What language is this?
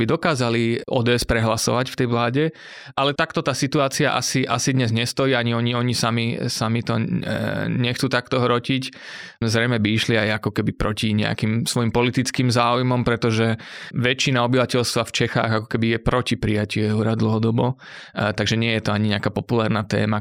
Slovak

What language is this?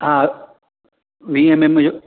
Sindhi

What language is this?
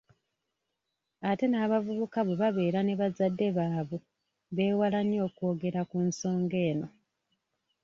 Ganda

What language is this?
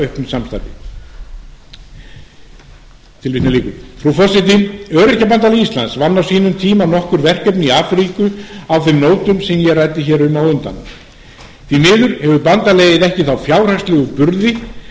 Icelandic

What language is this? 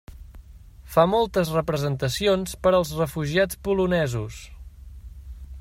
Catalan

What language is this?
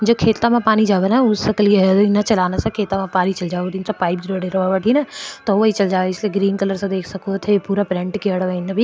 Marwari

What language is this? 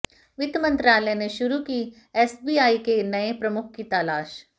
Hindi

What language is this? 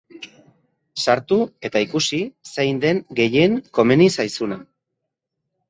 Basque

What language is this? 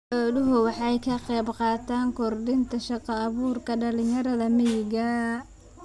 Somali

